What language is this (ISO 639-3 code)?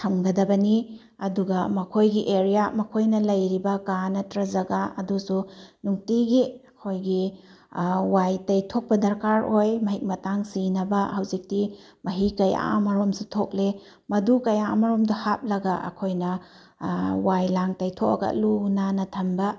mni